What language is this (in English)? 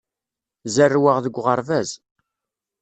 Kabyle